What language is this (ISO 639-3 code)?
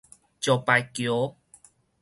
nan